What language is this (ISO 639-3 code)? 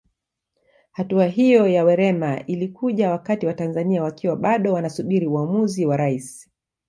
swa